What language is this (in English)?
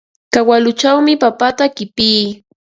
Ambo-Pasco Quechua